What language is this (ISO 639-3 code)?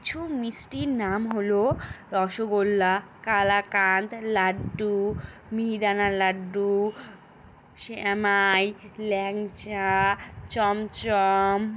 ben